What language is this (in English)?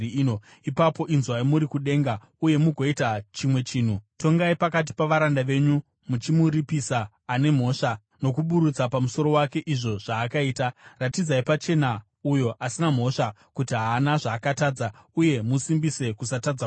Shona